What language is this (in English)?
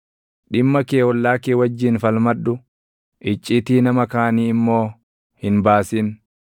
Oromo